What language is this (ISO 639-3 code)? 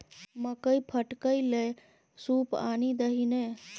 mai